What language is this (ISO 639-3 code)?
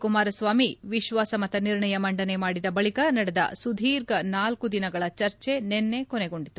kan